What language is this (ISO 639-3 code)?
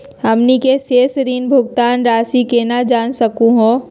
mag